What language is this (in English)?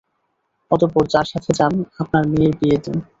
Bangla